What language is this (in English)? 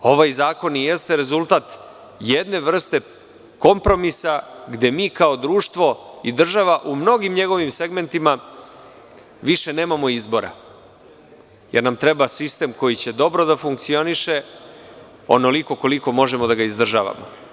Serbian